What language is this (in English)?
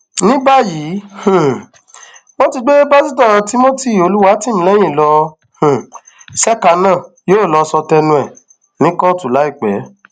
Yoruba